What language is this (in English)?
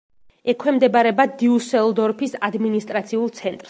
Georgian